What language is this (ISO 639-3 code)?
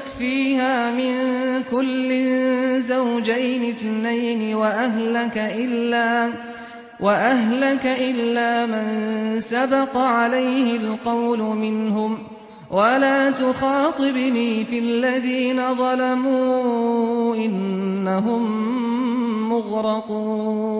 ara